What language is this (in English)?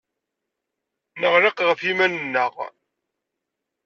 Kabyle